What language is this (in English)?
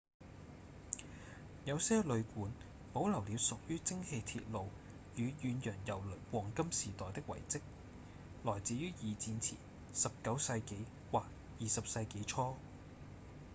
Cantonese